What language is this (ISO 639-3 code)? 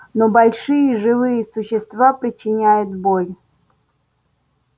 rus